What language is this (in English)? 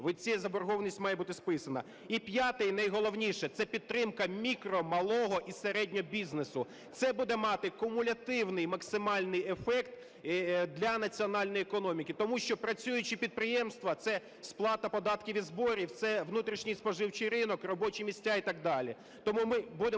Ukrainian